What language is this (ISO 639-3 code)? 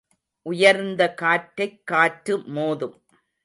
tam